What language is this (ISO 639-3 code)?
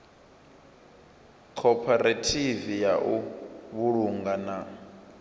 ven